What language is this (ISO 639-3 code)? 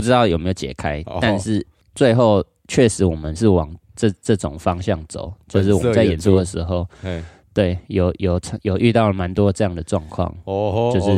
zho